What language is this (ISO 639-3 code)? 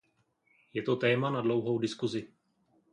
ces